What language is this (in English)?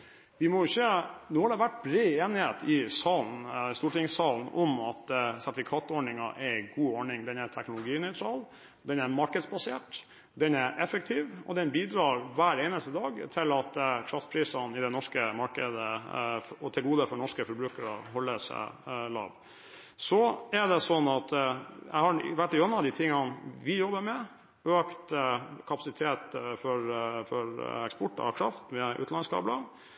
Norwegian Bokmål